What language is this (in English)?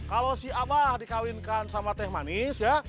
Indonesian